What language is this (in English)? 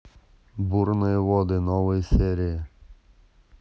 Russian